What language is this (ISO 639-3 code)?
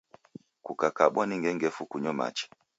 dav